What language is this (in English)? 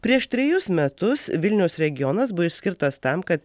Lithuanian